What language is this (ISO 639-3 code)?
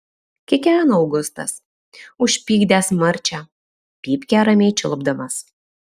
lit